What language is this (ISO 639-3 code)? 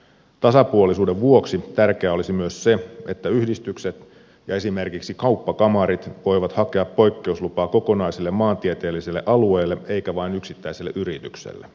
fin